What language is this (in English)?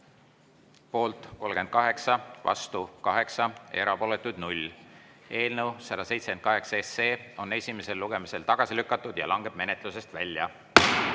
Estonian